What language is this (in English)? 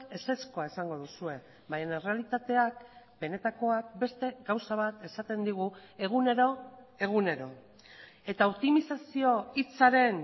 Basque